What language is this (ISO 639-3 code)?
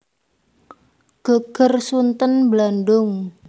jav